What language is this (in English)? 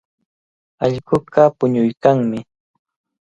Cajatambo North Lima Quechua